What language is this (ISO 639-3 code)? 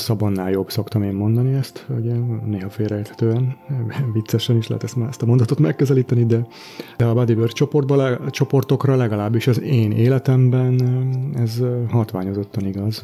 hun